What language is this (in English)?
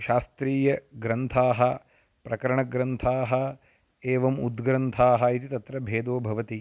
Sanskrit